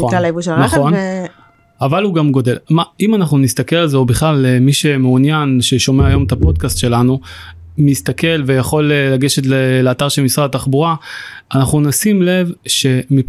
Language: Hebrew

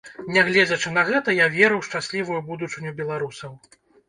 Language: Belarusian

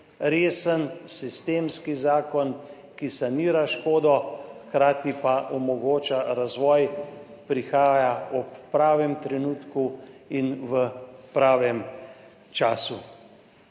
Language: Slovenian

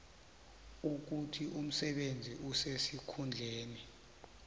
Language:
South Ndebele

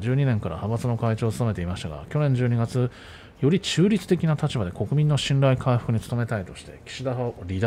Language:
Japanese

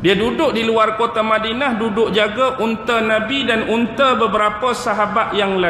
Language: Malay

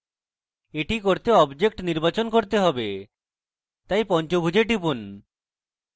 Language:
Bangla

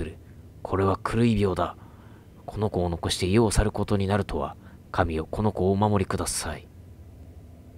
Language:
Japanese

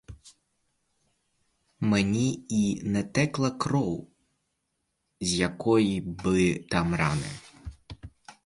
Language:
Ukrainian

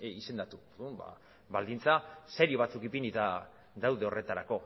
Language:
Basque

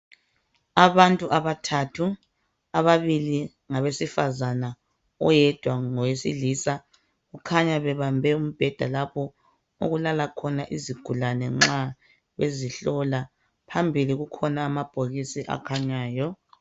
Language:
North Ndebele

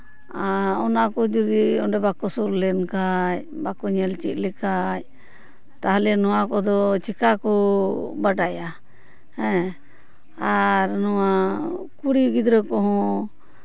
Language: Santali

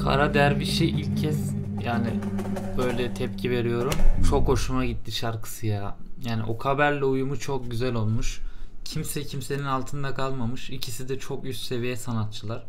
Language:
Turkish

